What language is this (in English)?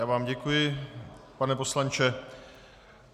Czech